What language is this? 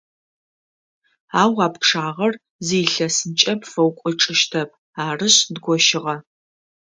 Adyghe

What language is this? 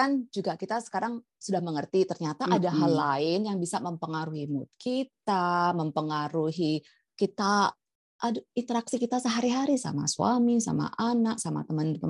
Indonesian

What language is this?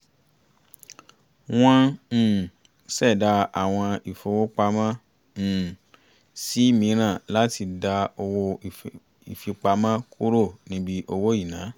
Yoruba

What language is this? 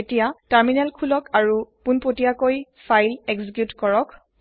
Assamese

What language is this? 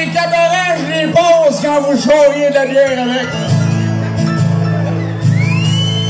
Italian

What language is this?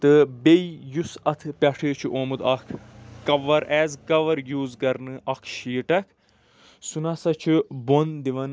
Kashmiri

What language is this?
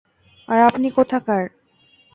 Bangla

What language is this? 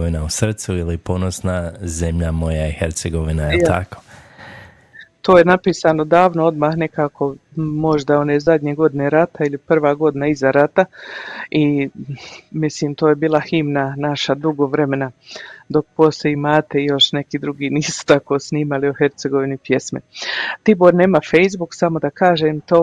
Croatian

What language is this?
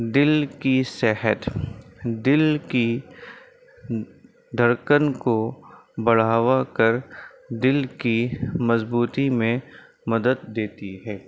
Urdu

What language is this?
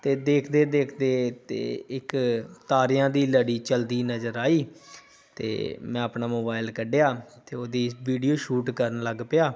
Punjabi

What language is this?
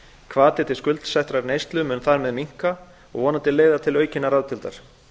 Icelandic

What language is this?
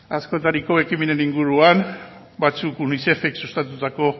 Basque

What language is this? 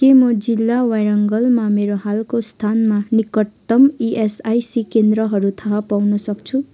Nepali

